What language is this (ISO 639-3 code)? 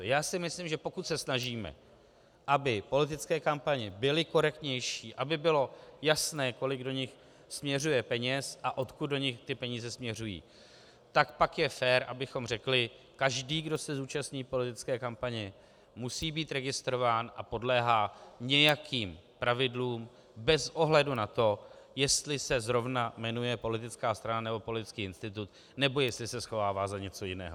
ces